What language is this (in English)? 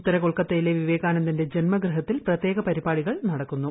Malayalam